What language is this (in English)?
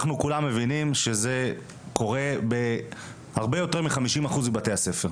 Hebrew